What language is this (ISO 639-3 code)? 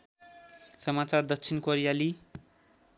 nep